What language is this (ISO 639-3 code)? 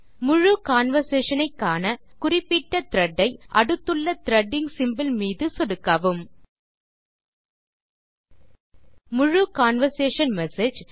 tam